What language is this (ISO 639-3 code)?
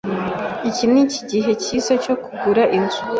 kin